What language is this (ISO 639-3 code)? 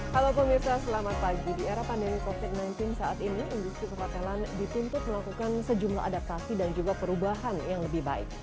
ind